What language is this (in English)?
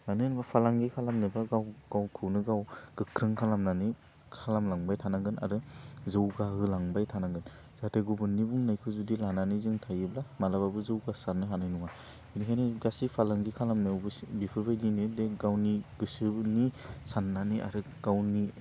Bodo